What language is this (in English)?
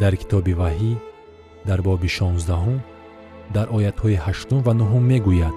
Persian